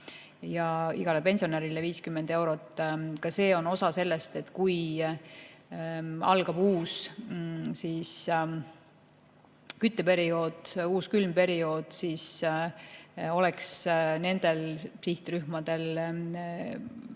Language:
Estonian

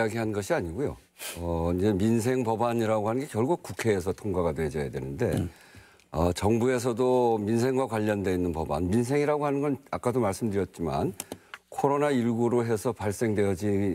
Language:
Korean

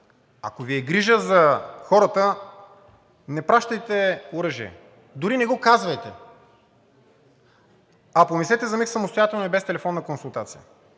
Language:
Bulgarian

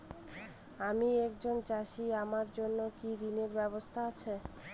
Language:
Bangla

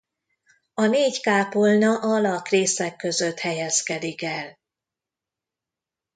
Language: Hungarian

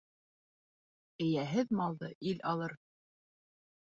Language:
Bashkir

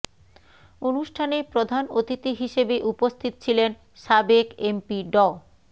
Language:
Bangla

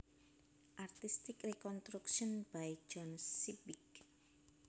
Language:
Javanese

